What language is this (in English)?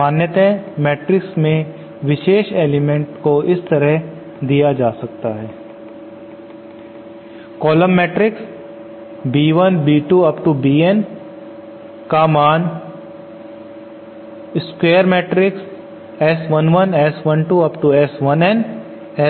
Hindi